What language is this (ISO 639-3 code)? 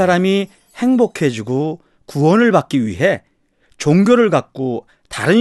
kor